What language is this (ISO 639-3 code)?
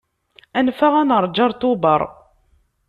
kab